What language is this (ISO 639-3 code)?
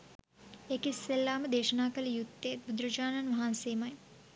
sin